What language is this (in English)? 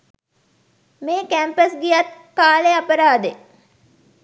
Sinhala